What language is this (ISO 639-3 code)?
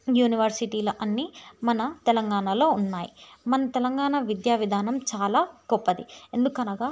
tel